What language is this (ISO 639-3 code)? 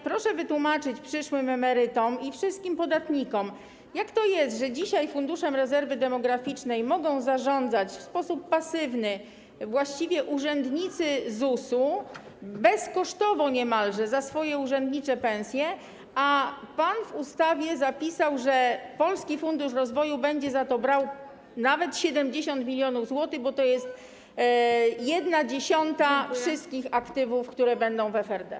pol